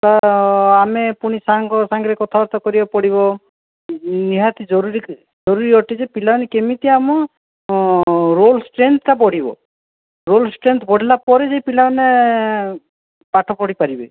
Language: Odia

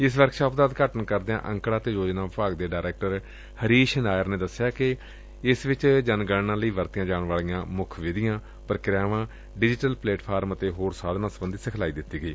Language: Punjabi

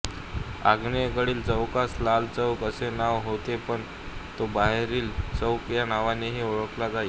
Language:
Marathi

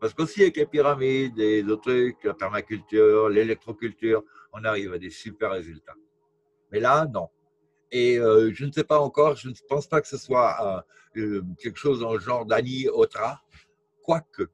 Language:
French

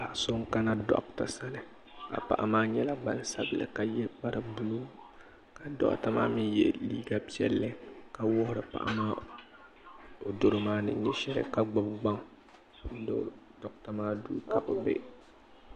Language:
Dagbani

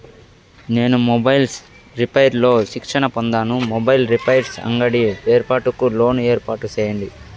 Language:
Telugu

